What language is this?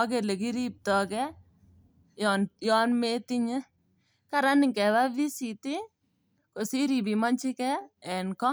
Kalenjin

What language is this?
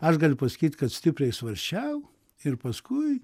Lithuanian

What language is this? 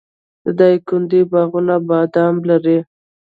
Pashto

